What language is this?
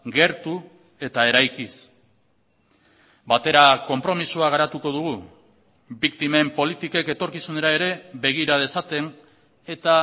Basque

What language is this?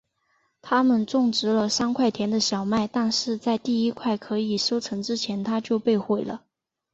Chinese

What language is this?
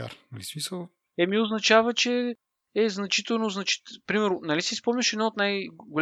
Bulgarian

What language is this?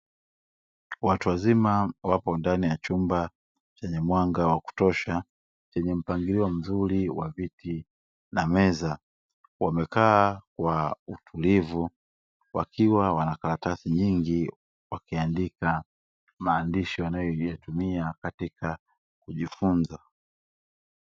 Swahili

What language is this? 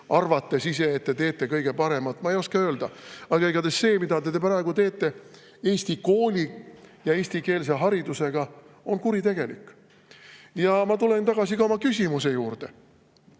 Estonian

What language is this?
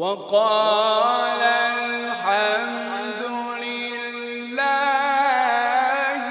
Arabic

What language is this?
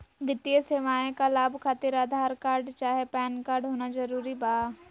Magahi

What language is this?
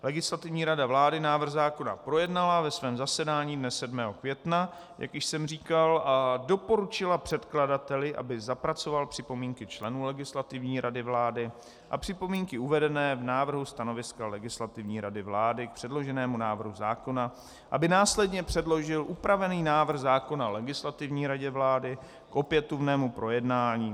Czech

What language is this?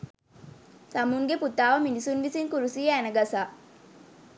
Sinhala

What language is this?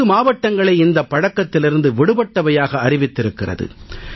Tamil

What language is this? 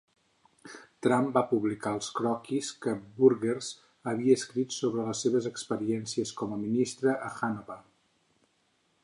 Catalan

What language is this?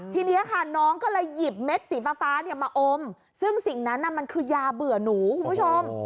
Thai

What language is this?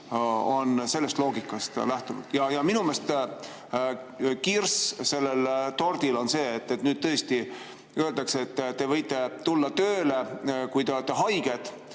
Estonian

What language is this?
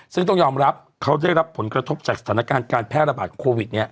Thai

